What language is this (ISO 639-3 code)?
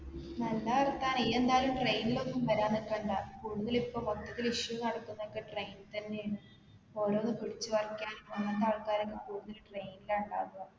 mal